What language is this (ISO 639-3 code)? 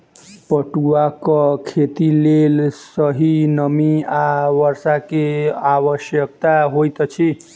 mai